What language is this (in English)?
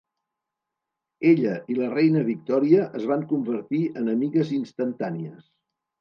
Catalan